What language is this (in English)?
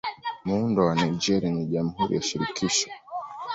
Swahili